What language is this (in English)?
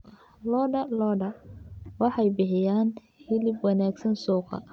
Somali